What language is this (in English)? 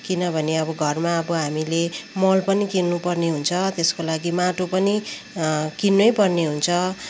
Nepali